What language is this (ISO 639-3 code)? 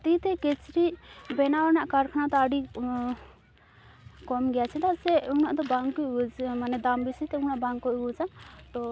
sat